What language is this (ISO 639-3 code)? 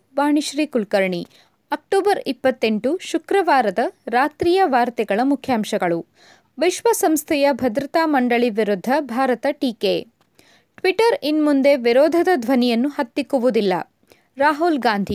kan